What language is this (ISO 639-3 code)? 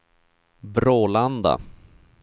swe